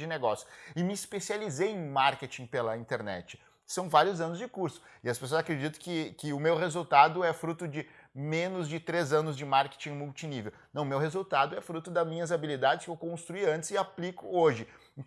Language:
Portuguese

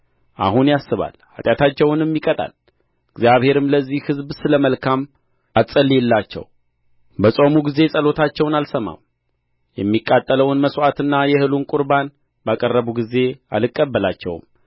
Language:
Amharic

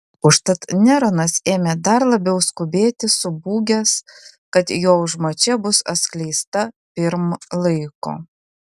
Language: Lithuanian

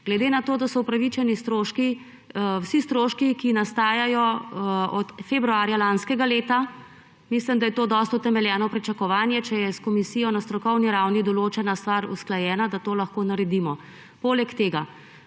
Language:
Slovenian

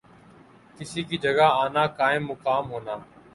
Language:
Urdu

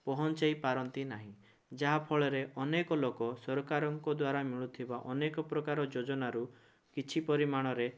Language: Odia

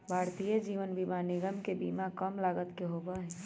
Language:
Magahi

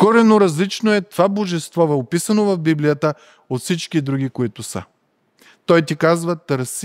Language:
Bulgarian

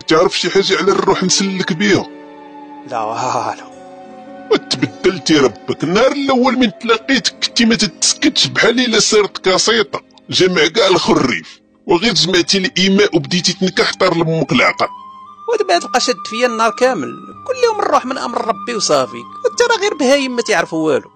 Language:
Arabic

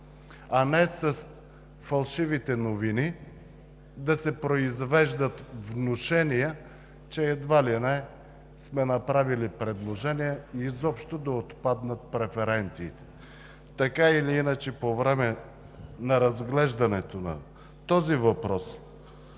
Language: Bulgarian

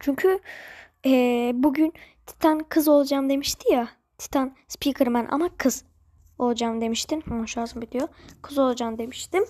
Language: Turkish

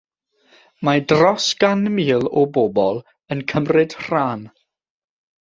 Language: Welsh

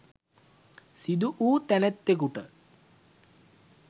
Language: Sinhala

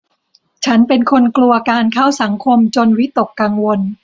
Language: Thai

